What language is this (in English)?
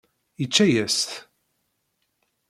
Kabyle